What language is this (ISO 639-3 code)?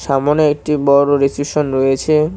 ben